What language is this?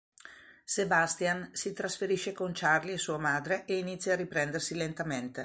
Italian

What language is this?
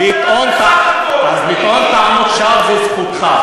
Hebrew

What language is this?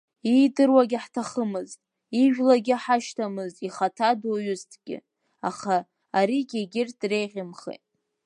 Abkhazian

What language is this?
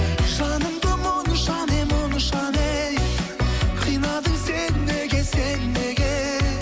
Kazakh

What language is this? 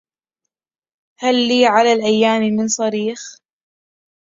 Arabic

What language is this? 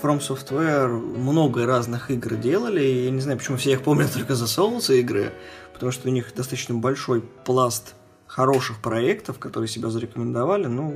Russian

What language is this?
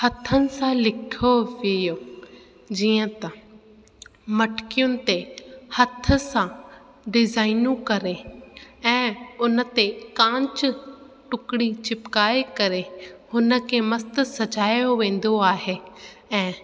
Sindhi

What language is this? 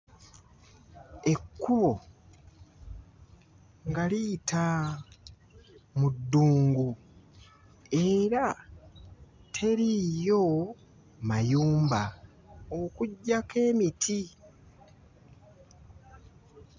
Ganda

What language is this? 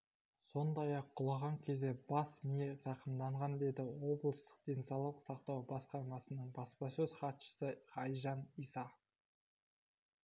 Kazakh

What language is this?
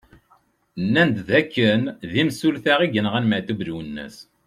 Kabyle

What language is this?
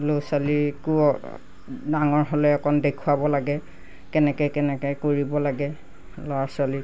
Assamese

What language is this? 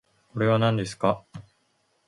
Japanese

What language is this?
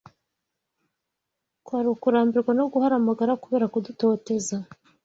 Kinyarwanda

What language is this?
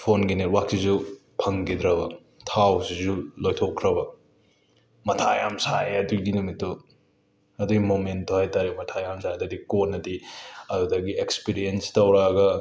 Manipuri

